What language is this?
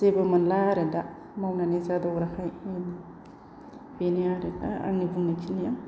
Bodo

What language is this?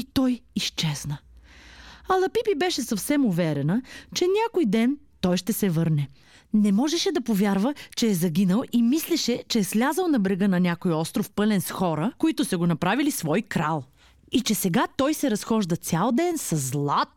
Bulgarian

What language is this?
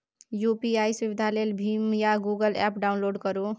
Maithili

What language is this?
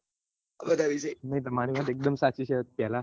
Gujarati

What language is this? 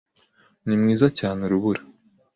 Kinyarwanda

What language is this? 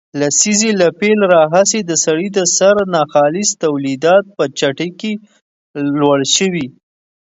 Pashto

